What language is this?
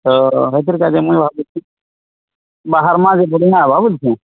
Odia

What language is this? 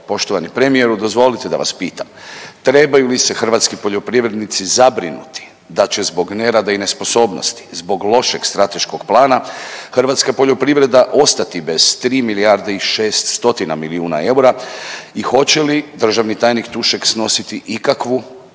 Croatian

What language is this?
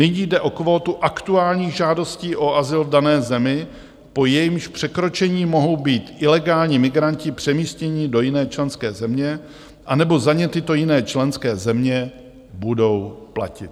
Czech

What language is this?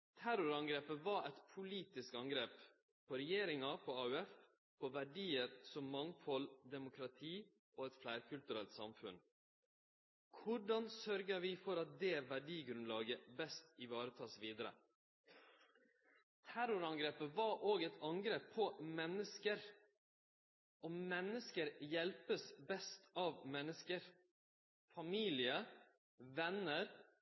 Norwegian Nynorsk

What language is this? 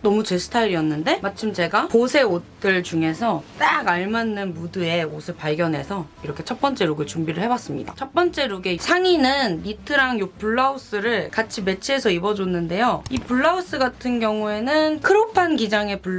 Korean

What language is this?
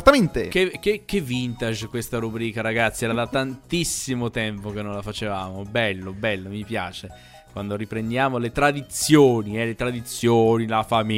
Italian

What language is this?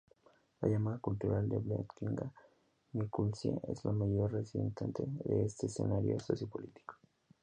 Spanish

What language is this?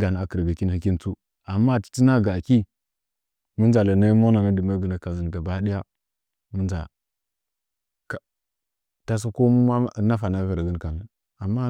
Nzanyi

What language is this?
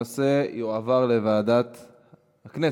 Hebrew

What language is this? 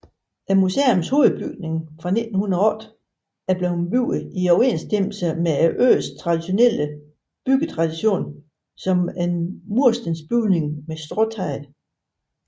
Danish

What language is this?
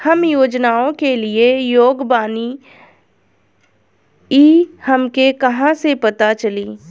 Bhojpuri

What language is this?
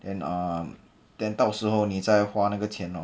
English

